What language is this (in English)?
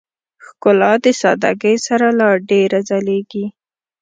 Pashto